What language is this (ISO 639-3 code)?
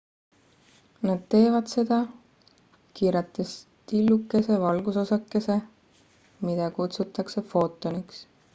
est